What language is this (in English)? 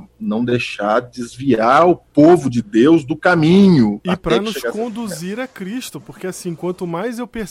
Portuguese